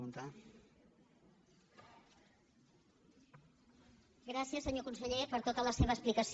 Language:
Catalan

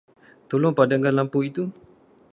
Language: Malay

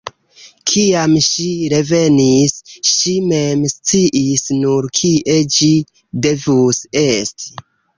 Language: Esperanto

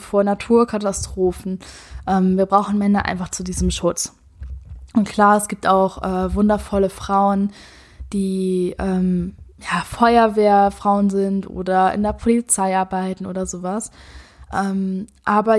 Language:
German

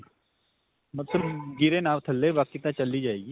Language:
Punjabi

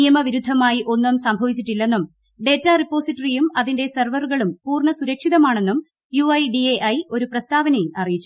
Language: Malayalam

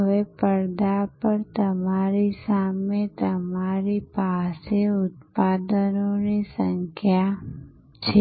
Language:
Gujarati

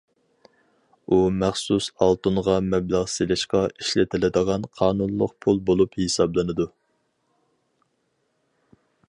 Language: Uyghur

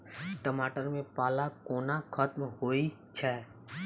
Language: Maithili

